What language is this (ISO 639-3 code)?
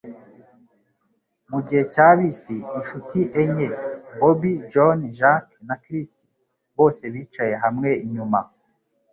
kin